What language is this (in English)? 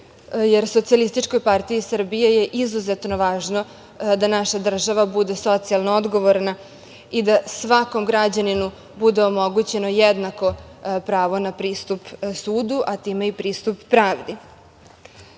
Serbian